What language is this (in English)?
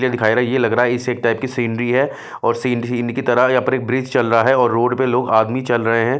Hindi